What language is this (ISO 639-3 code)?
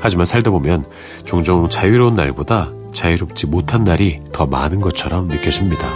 kor